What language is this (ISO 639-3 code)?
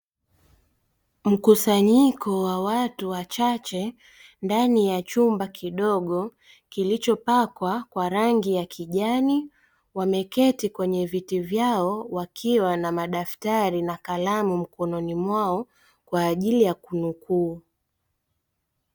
swa